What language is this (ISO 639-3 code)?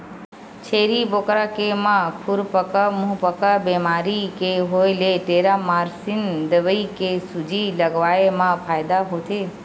hne